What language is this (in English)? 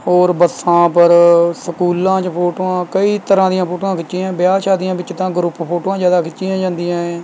Punjabi